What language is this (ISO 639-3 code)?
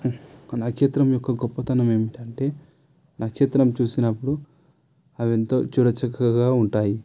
tel